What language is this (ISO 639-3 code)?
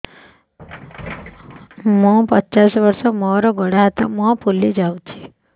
ori